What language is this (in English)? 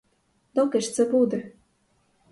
Ukrainian